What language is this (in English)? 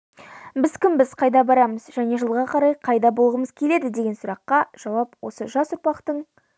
Kazakh